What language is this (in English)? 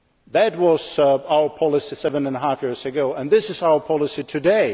English